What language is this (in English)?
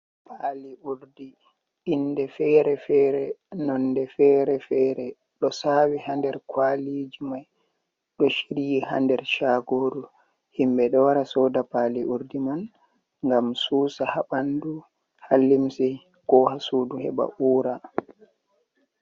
Fula